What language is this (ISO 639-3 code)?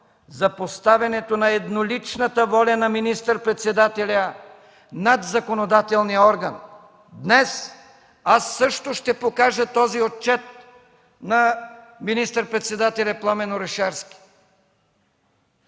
bul